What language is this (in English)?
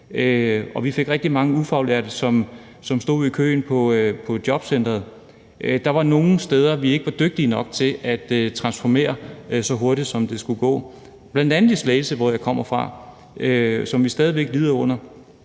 Danish